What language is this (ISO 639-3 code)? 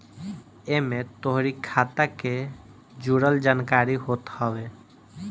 bho